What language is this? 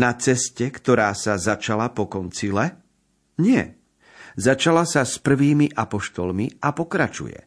Slovak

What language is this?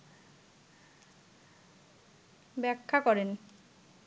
Bangla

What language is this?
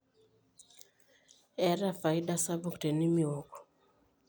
Masai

